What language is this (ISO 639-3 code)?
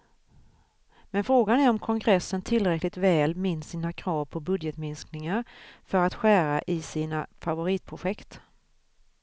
swe